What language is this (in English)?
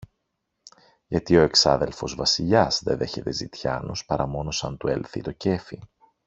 Greek